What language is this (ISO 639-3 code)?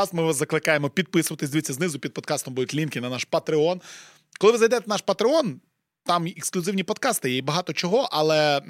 ukr